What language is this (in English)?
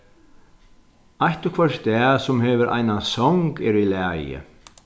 Faroese